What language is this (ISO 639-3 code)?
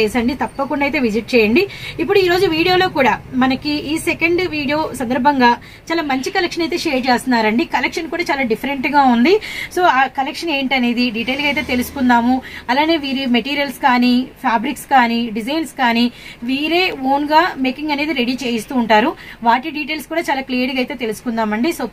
tel